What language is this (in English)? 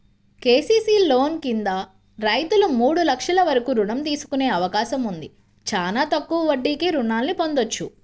Telugu